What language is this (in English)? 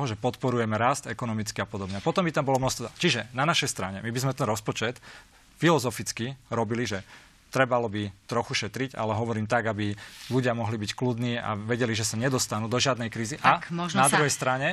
Slovak